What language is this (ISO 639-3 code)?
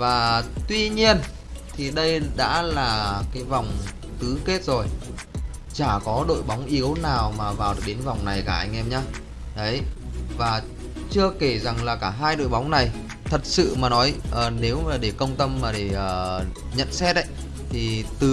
vie